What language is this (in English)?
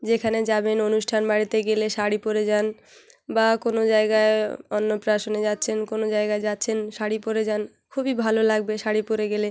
Bangla